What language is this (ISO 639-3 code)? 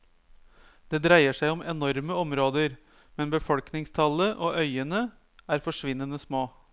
nor